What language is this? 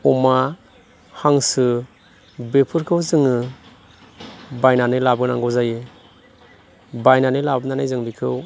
Bodo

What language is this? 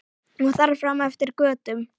Icelandic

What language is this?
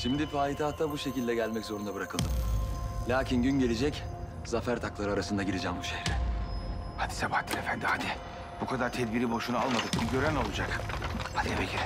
Turkish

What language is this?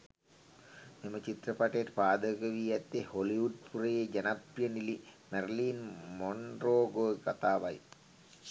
Sinhala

